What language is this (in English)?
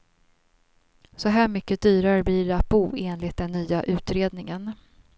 Swedish